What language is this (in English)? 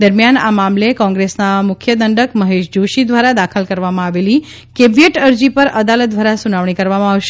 Gujarati